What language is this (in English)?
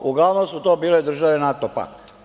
Serbian